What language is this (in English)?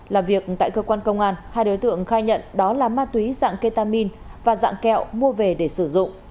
Vietnamese